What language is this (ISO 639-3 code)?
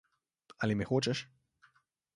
slv